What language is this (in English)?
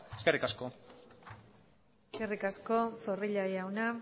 Basque